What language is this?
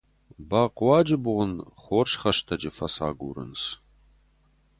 Ossetic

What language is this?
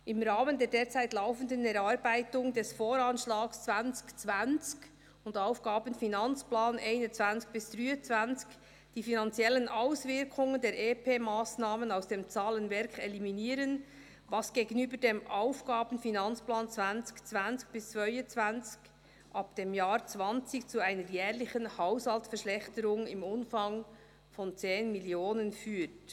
Swiss German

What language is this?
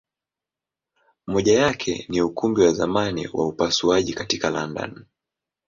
Swahili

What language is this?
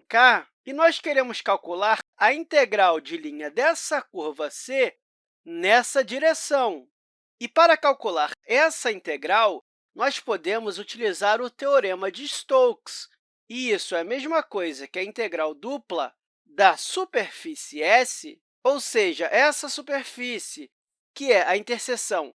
Portuguese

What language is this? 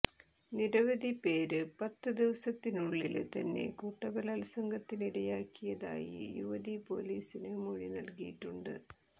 Malayalam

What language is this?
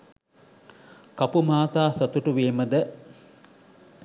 Sinhala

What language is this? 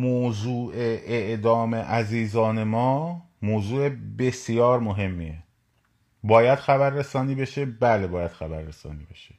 Persian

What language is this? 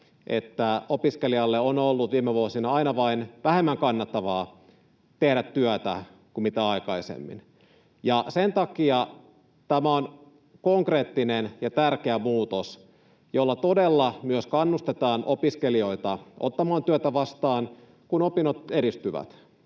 Finnish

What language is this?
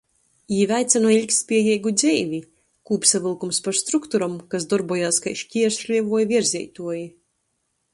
Latgalian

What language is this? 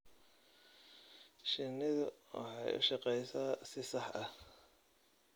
Somali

